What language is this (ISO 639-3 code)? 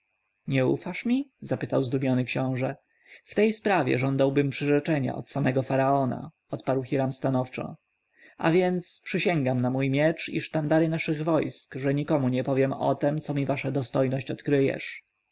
pol